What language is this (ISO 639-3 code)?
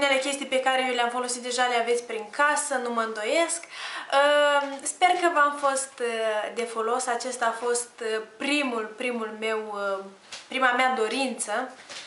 ron